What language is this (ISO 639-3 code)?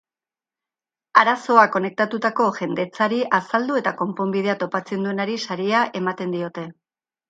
eus